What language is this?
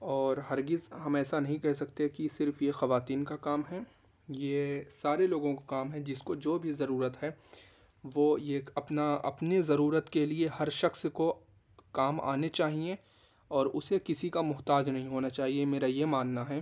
Urdu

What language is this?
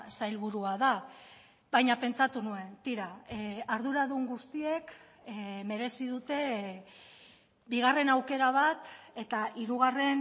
Basque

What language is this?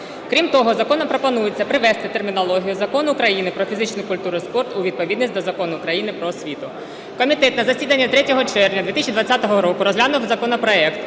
Ukrainian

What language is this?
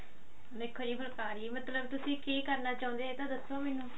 Punjabi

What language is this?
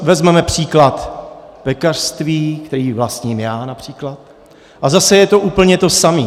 Czech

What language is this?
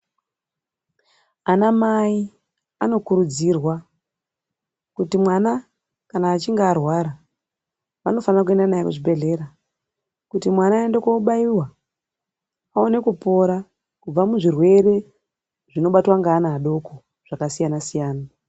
Ndau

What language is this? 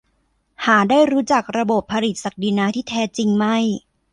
Thai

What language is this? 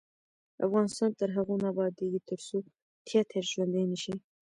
Pashto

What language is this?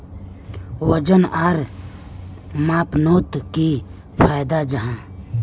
Magahi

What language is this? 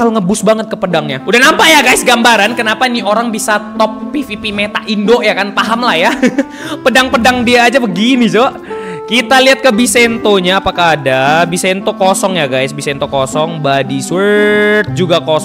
Indonesian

